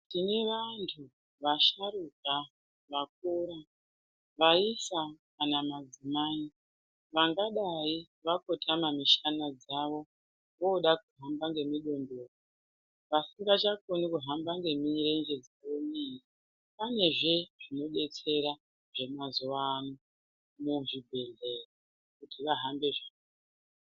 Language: Ndau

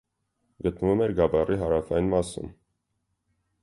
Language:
Armenian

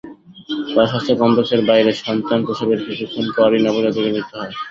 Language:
Bangla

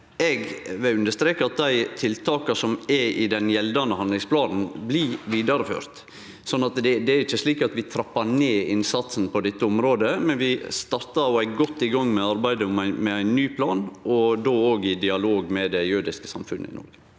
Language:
Norwegian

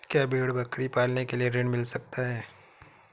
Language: Hindi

